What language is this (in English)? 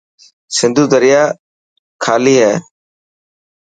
Dhatki